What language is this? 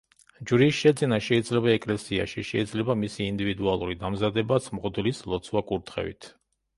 Georgian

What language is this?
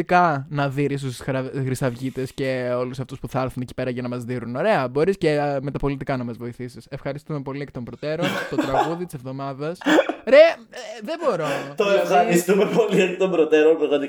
Greek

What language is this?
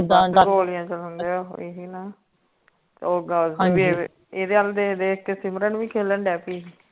Punjabi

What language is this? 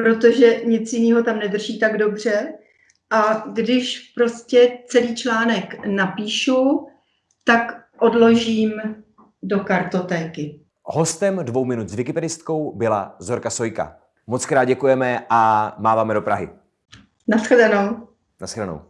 Czech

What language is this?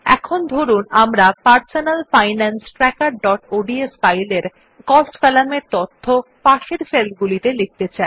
Bangla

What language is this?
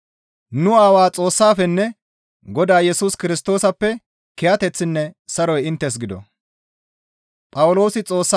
Gamo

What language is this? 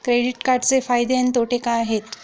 Marathi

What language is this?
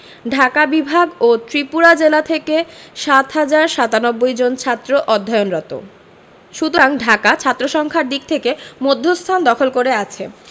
Bangla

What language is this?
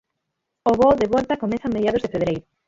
Galician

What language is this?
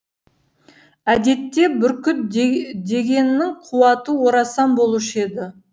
Kazakh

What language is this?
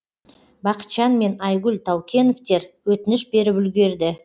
Kazakh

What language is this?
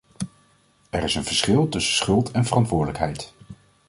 Dutch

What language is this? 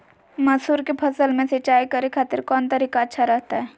Magahi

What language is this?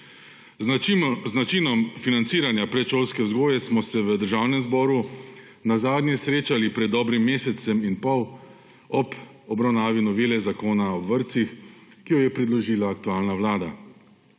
Slovenian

